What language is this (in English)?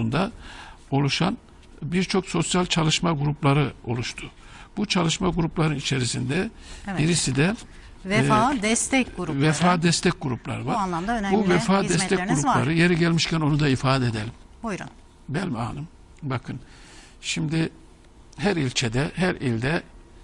Turkish